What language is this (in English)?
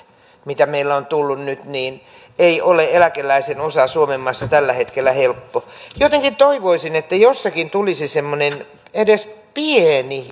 Finnish